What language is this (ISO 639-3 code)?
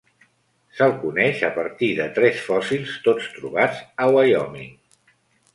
cat